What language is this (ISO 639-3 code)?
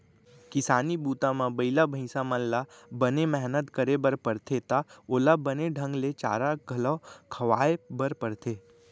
hne